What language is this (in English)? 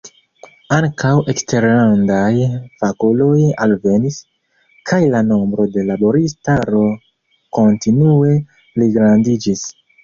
Esperanto